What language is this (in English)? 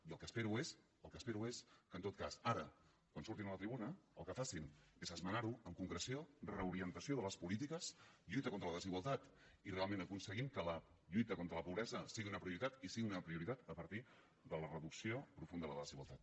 Catalan